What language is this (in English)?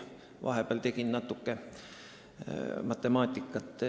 Estonian